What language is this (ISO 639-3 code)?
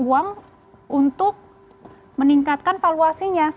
ind